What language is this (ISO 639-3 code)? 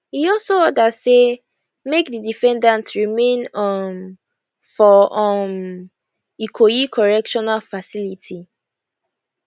pcm